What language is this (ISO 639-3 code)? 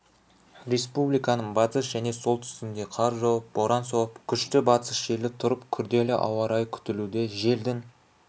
kaz